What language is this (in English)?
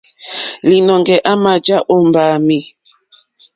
Mokpwe